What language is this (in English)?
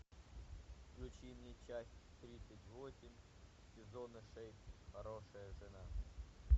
Russian